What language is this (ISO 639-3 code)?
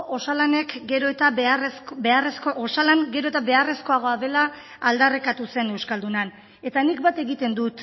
eus